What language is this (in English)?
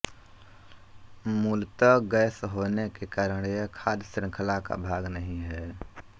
Hindi